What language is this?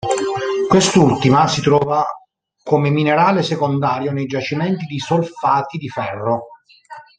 Italian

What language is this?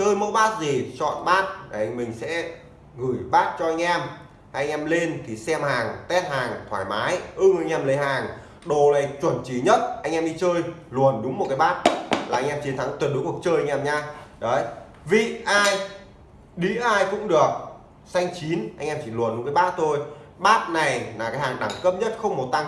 Vietnamese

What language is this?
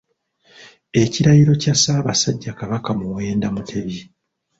Ganda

